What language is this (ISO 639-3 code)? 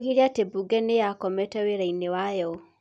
kik